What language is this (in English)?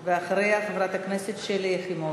Hebrew